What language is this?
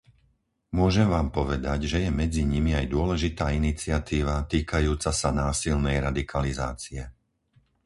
Slovak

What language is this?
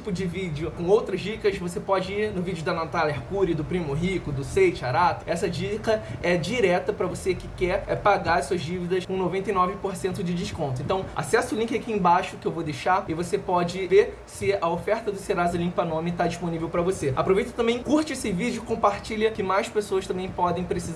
Portuguese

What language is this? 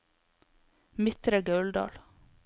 Norwegian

